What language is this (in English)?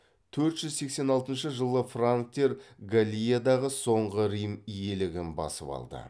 Kazakh